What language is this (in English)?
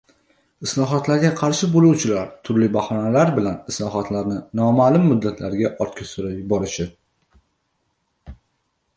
Uzbek